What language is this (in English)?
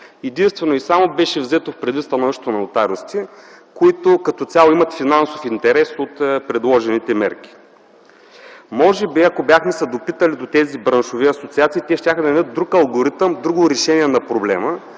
Bulgarian